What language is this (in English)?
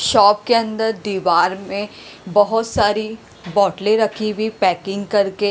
Hindi